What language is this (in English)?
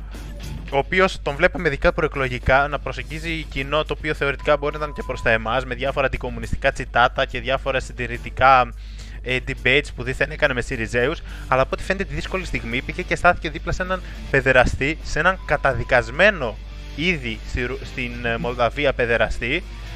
Greek